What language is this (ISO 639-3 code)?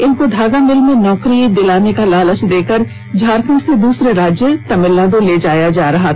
hin